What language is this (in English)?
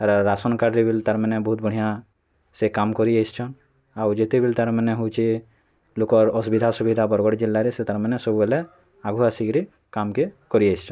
Odia